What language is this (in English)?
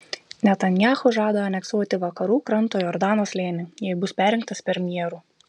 Lithuanian